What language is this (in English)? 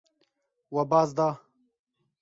Kurdish